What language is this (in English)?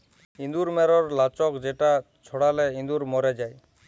Bangla